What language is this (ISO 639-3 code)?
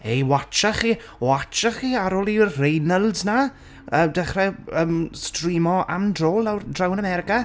cym